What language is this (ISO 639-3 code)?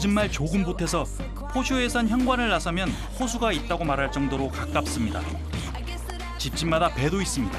kor